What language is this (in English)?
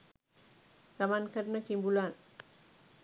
Sinhala